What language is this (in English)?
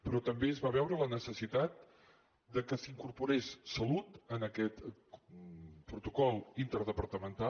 Catalan